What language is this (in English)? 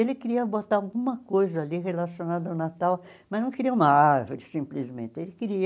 Portuguese